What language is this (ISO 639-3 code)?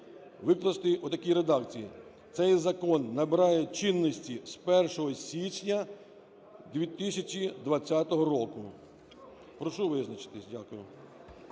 ukr